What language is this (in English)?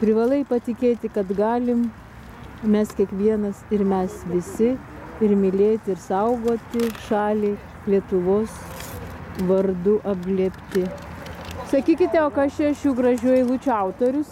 Lithuanian